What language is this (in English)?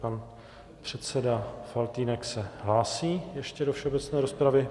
Czech